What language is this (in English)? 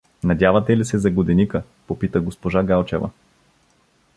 Bulgarian